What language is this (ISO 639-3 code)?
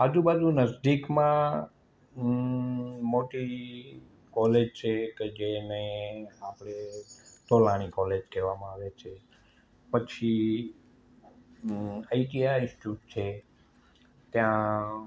guj